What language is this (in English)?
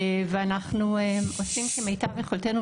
Hebrew